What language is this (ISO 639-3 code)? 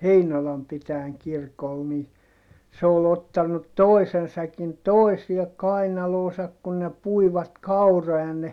fin